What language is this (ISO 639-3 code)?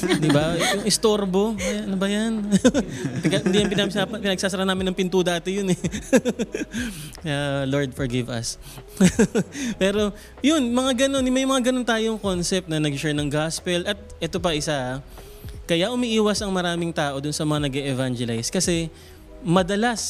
fil